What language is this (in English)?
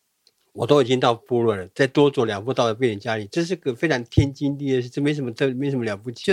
Chinese